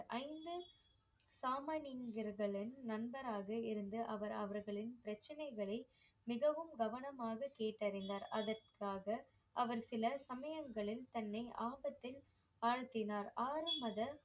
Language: Tamil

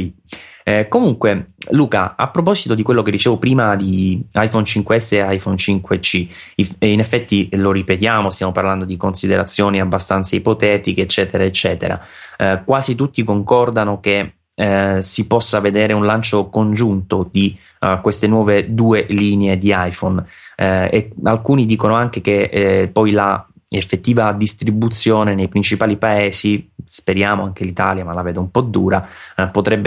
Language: Italian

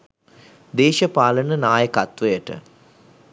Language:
Sinhala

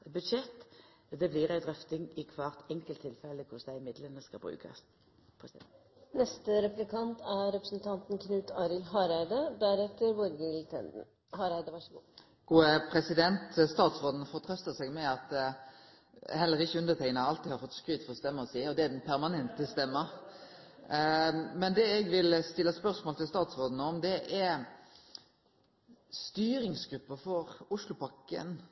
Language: Norwegian Nynorsk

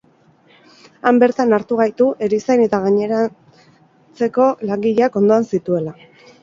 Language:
Basque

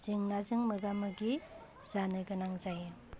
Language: Bodo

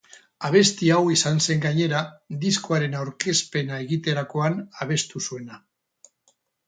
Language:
Basque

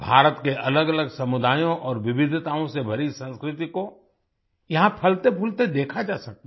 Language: Hindi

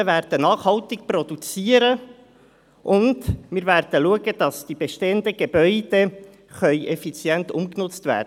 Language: Swiss German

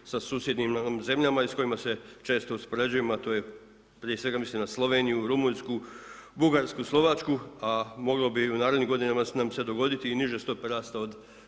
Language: Croatian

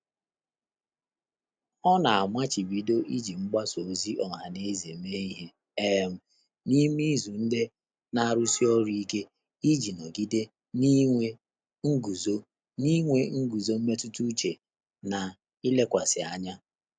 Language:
Igbo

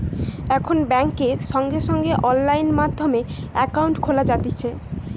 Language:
Bangla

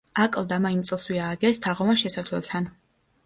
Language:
Georgian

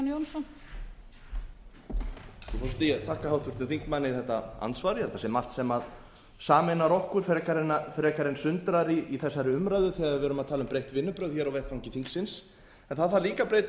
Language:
Icelandic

